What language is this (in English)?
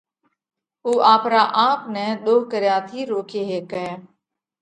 Parkari Koli